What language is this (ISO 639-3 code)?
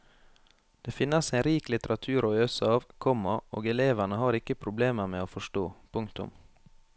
nor